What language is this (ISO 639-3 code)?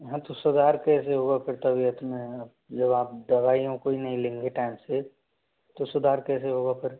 hin